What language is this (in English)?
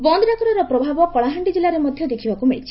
Odia